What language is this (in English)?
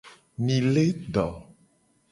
Gen